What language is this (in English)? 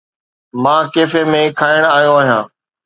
Sindhi